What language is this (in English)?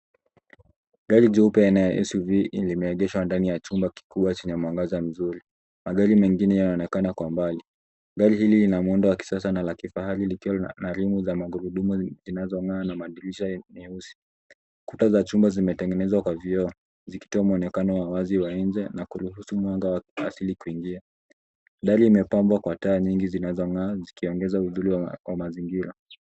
Swahili